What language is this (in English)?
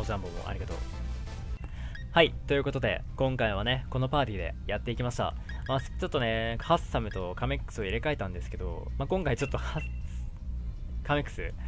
Japanese